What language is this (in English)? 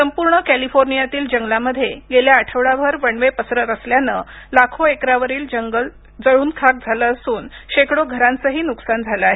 Marathi